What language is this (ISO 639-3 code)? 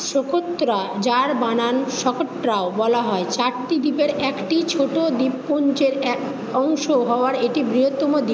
ben